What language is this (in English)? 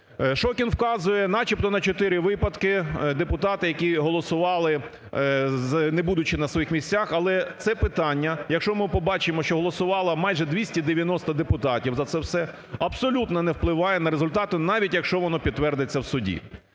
Ukrainian